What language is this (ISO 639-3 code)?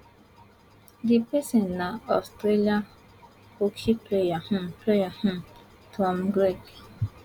pcm